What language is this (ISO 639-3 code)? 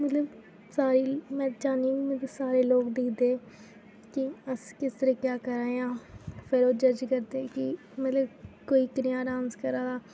doi